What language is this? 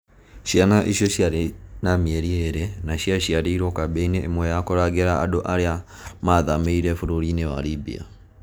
Kikuyu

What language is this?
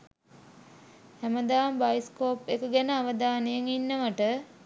Sinhala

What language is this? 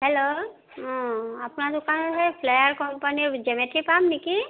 Assamese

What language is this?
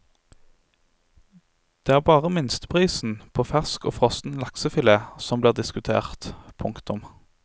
Norwegian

